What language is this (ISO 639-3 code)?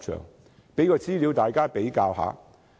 yue